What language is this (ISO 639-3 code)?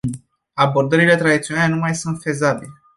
ron